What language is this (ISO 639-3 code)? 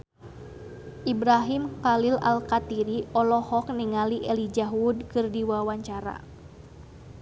sun